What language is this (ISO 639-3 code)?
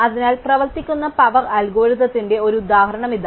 mal